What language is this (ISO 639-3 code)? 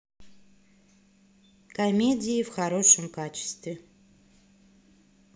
rus